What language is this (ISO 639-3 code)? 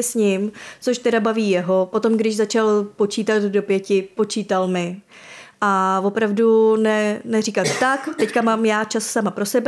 ces